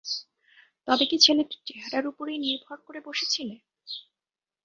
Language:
Bangla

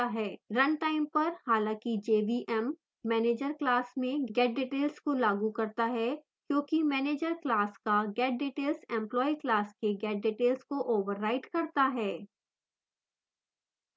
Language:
Hindi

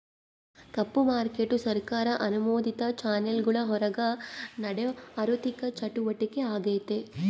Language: Kannada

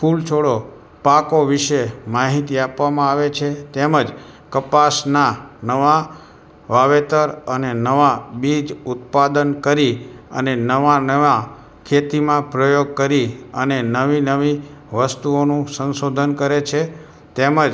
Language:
Gujarati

